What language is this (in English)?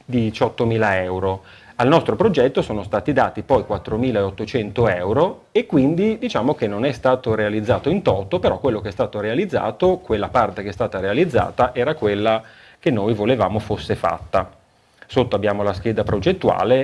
Italian